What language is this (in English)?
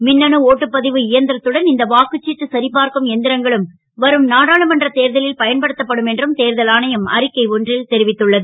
Tamil